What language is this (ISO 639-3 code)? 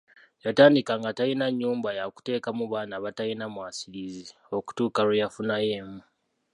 lug